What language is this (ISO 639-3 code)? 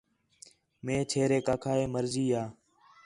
xhe